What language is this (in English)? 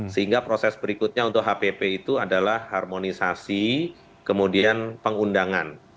Indonesian